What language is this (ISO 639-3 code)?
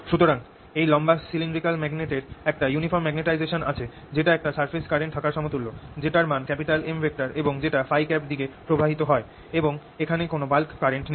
ben